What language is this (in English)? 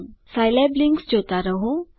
Gujarati